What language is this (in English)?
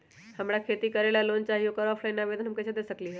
Magahi